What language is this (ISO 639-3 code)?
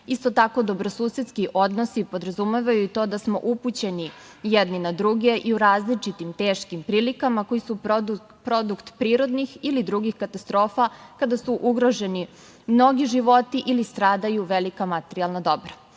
srp